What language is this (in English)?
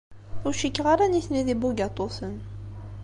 Kabyle